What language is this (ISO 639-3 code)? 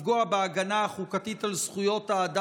heb